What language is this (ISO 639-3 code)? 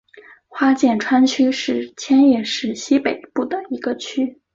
zho